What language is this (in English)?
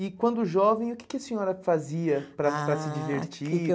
Portuguese